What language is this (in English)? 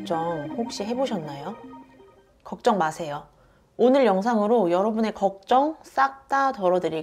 Korean